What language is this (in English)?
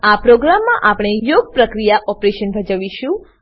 Gujarati